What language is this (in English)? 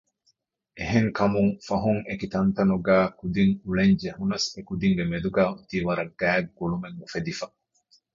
Divehi